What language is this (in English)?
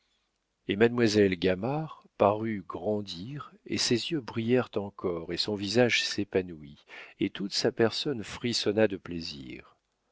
French